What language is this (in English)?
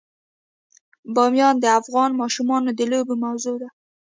Pashto